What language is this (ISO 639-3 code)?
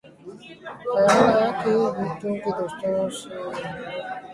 urd